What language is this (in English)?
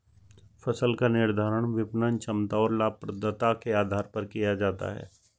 Hindi